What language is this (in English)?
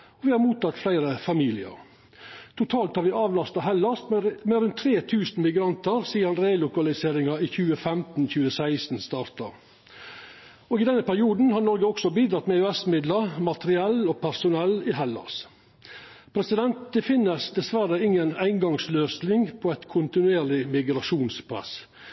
Norwegian Nynorsk